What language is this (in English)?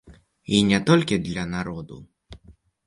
Belarusian